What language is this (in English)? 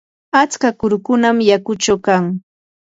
Yanahuanca Pasco Quechua